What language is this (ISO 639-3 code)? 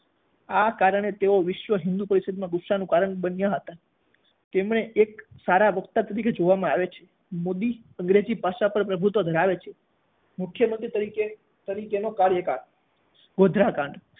guj